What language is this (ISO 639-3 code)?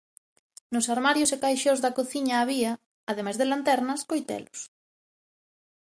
glg